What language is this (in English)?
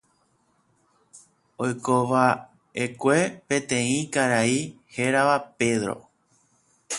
Guarani